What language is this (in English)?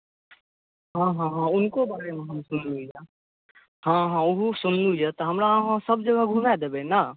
Maithili